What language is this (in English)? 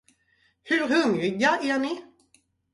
Swedish